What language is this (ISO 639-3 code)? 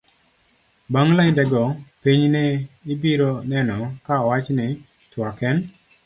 luo